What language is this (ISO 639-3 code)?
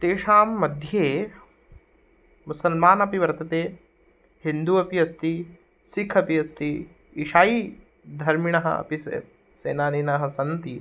san